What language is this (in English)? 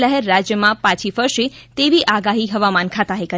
Gujarati